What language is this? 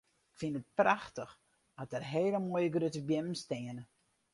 Western Frisian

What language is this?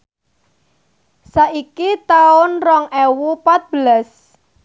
Javanese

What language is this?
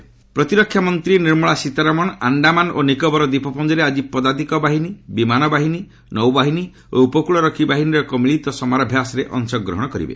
Odia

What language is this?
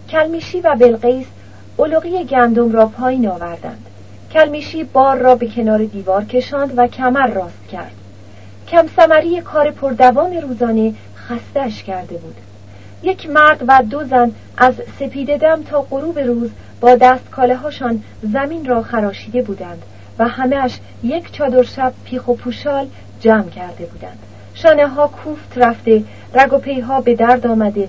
Persian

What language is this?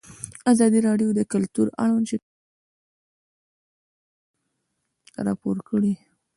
Pashto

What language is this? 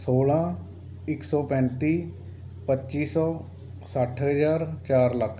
Punjabi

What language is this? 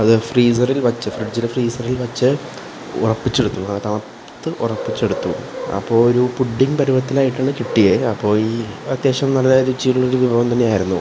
Malayalam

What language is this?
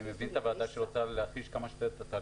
Hebrew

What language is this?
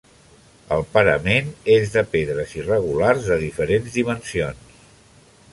Catalan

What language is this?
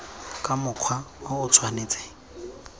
Tswana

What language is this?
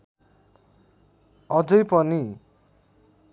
Nepali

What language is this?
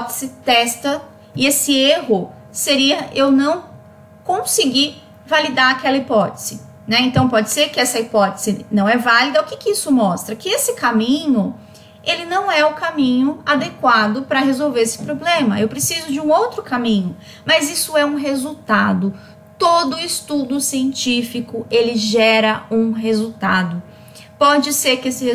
Portuguese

